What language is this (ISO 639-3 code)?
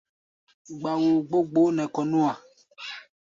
gba